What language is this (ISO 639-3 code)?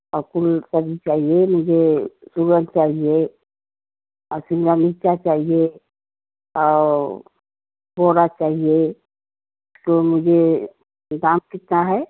hin